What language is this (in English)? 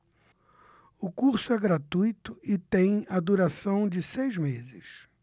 Portuguese